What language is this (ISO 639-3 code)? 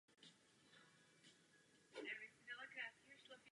ces